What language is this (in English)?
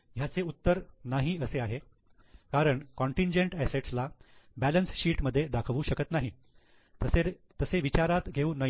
Marathi